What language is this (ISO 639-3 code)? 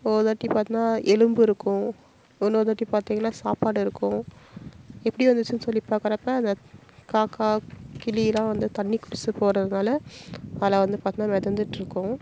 tam